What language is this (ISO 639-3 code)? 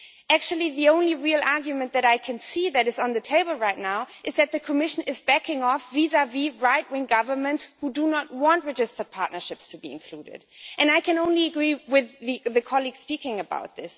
eng